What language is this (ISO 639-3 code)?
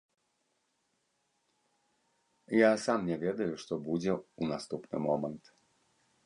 bel